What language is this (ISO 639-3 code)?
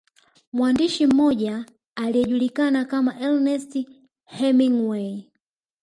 swa